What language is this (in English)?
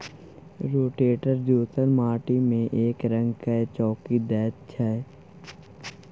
Maithili